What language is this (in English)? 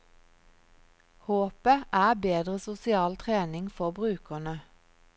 Norwegian